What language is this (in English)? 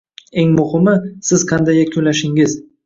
Uzbek